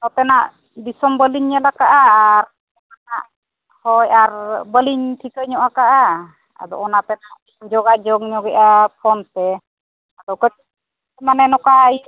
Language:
Santali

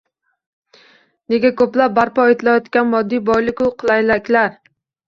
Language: Uzbek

